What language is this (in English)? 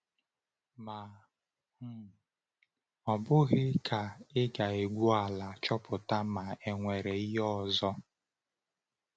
Igbo